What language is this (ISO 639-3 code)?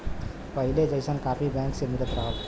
bho